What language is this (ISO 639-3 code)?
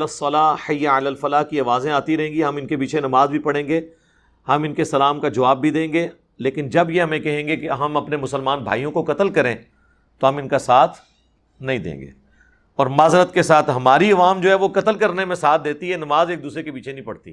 urd